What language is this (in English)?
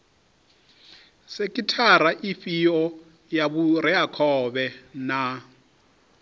Venda